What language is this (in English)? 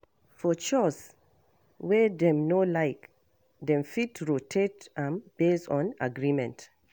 Nigerian Pidgin